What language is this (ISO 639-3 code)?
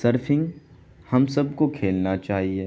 urd